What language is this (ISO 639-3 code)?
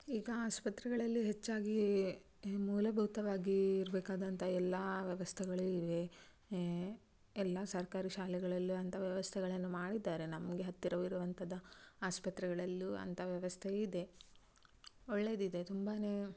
kan